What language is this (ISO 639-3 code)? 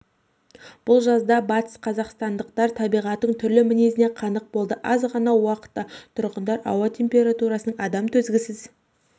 kaz